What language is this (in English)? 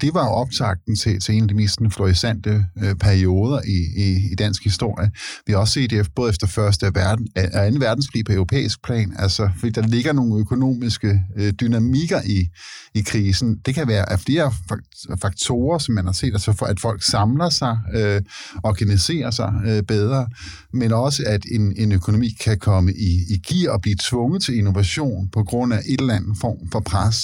Danish